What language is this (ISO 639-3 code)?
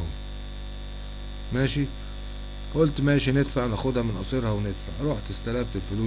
ara